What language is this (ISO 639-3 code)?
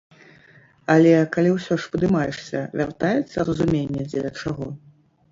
bel